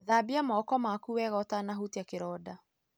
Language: Kikuyu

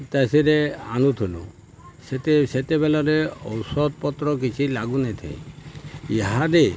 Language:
Odia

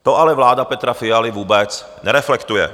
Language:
Czech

